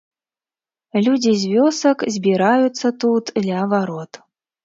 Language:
Belarusian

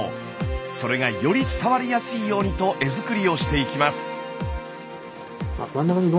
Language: Japanese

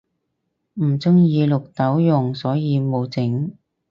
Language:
Cantonese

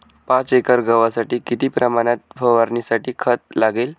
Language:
Marathi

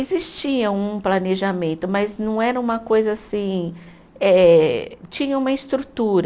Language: Portuguese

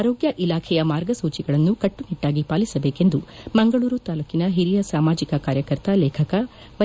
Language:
Kannada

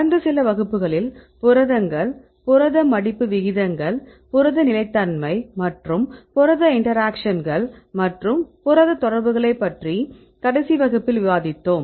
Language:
Tamil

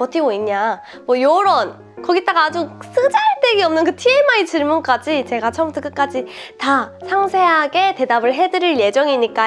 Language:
Korean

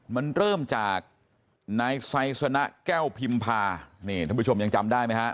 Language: Thai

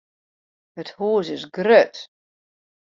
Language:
Western Frisian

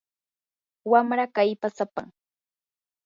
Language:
Yanahuanca Pasco Quechua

